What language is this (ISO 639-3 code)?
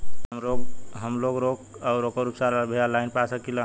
bho